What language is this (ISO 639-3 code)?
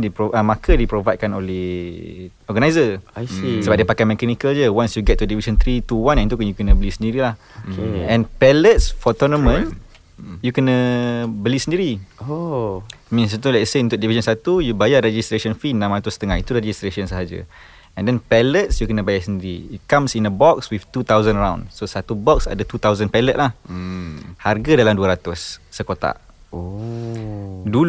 msa